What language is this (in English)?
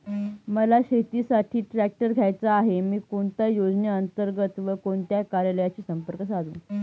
Marathi